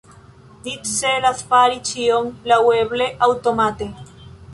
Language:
Esperanto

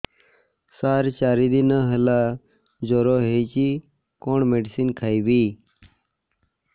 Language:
Odia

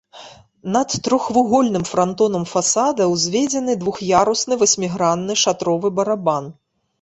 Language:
Belarusian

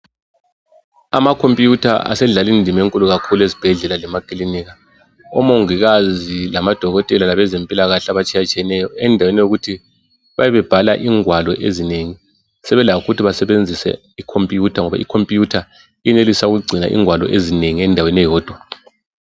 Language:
North Ndebele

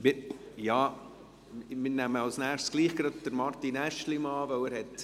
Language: Swiss German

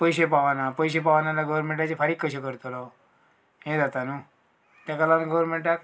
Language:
Konkani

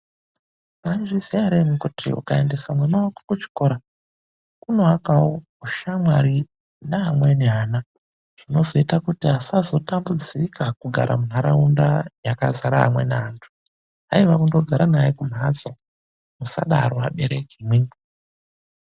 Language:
Ndau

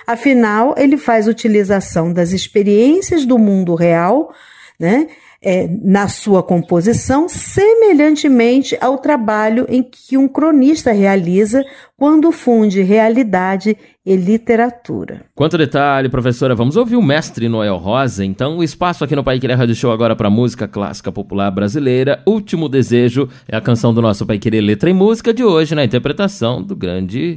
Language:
Portuguese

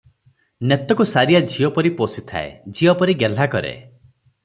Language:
Odia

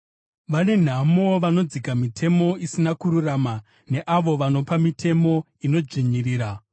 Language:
Shona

